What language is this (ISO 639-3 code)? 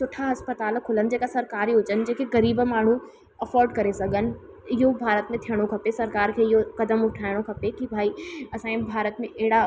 snd